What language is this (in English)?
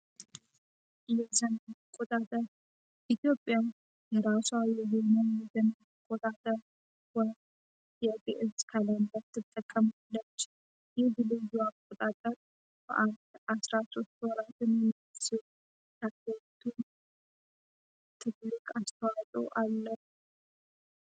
Amharic